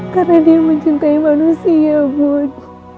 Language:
Indonesian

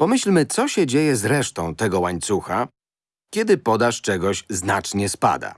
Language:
Polish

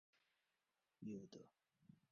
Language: Esperanto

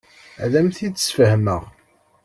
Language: Kabyle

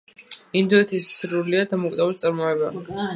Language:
Georgian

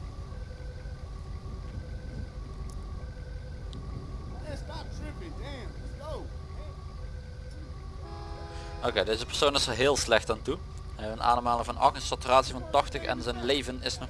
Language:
Dutch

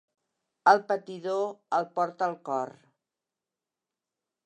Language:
Catalan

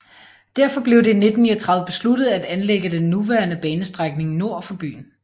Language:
Danish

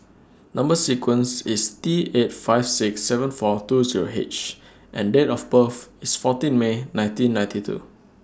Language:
English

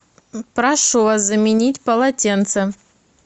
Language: Russian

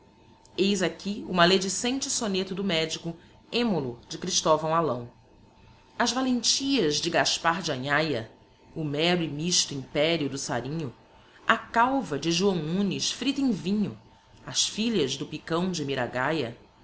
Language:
Portuguese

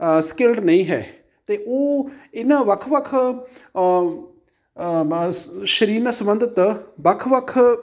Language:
Punjabi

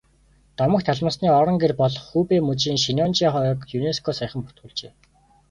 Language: Mongolian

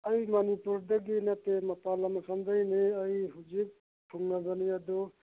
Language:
Manipuri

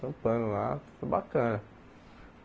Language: Portuguese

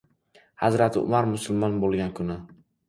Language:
Uzbek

